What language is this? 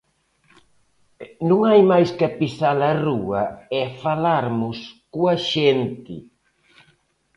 Galician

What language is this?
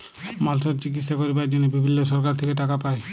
Bangla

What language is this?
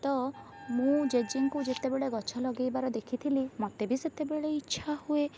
Odia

